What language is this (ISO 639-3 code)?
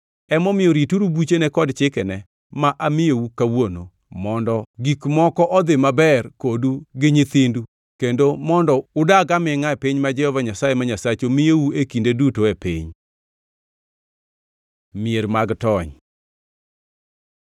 luo